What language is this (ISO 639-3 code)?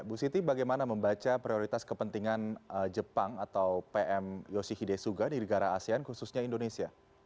ind